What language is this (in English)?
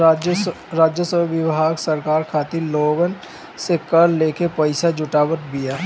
Bhojpuri